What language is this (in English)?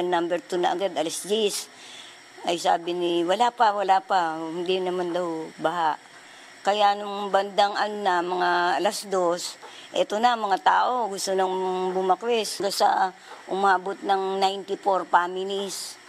Filipino